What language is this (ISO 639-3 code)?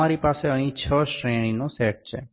guj